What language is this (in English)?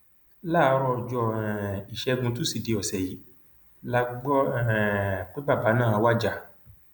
Yoruba